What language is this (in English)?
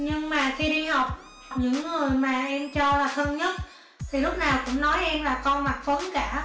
Vietnamese